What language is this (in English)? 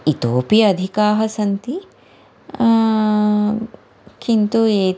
Sanskrit